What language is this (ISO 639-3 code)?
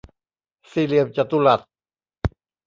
tha